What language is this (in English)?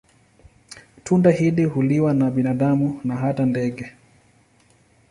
Swahili